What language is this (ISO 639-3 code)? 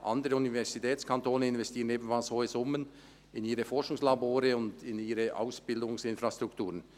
gsw